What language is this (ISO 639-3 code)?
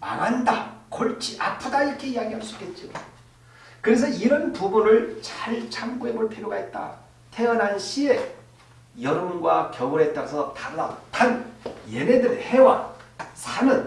kor